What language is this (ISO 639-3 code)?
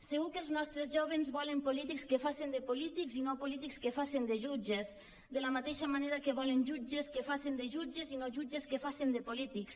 cat